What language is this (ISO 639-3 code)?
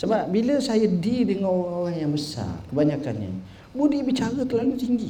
msa